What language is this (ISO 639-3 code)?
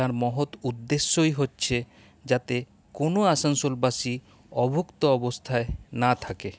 ben